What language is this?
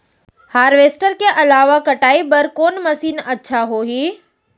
Chhattisgarhi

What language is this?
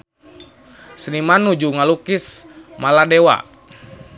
Sundanese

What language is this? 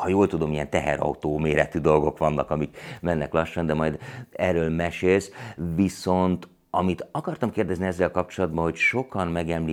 Hungarian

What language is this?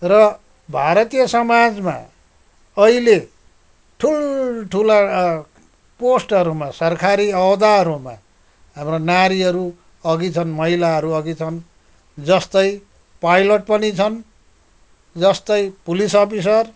Nepali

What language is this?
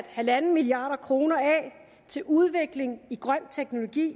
Danish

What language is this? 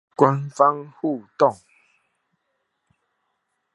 Chinese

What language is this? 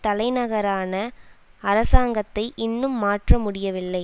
Tamil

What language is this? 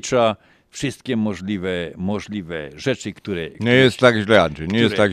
Polish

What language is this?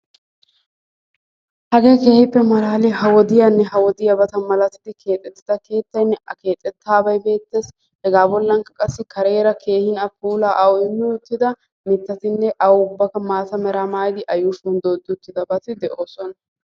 Wolaytta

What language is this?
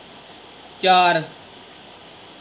Dogri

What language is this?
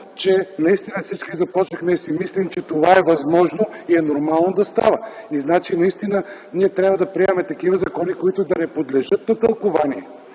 Bulgarian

